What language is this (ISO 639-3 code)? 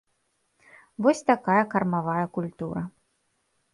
bel